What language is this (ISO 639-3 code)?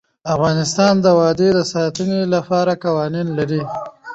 pus